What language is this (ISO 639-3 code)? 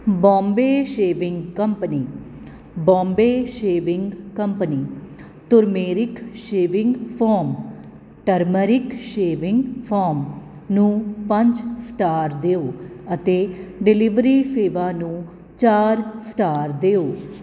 pan